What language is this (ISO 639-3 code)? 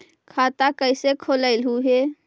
mag